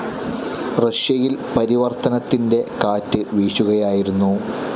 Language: Malayalam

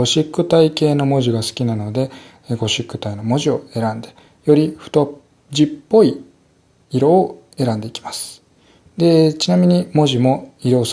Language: Japanese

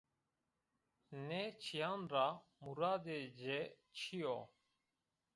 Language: Zaza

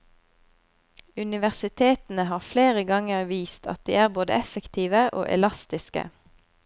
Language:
Norwegian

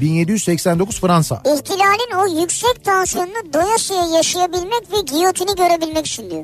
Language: Turkish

